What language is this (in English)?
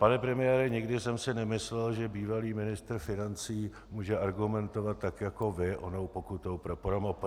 Czech